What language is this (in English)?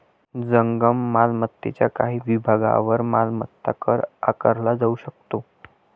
Marathi